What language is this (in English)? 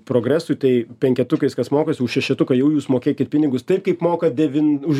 Lithuanian